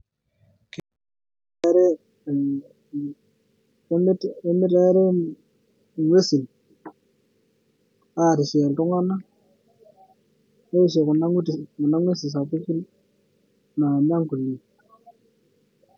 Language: Masai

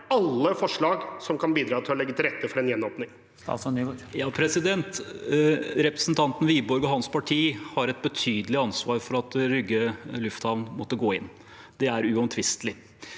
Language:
Norwegian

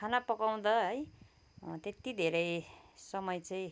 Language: Nepali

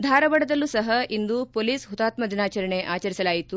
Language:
Kannada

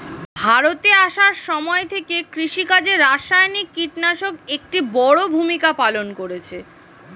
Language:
Bangla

